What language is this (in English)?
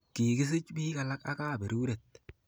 Kalenjin